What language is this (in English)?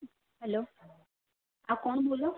Gujarati